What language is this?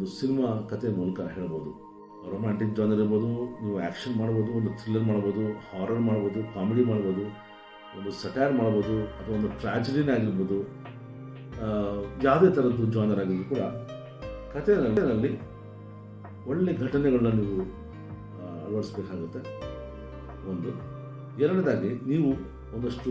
Arabic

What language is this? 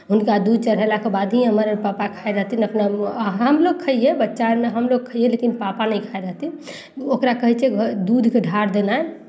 Maithili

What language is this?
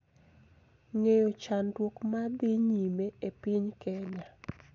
Luo (Kenya and Tanzania)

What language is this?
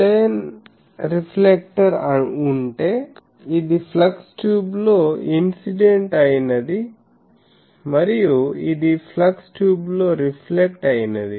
Telugu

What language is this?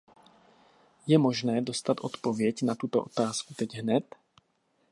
Czech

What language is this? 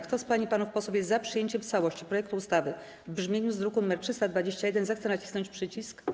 Polish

